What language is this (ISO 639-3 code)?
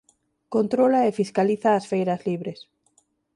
glg